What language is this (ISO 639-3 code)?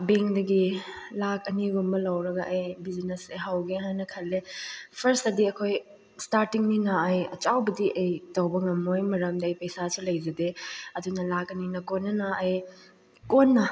mni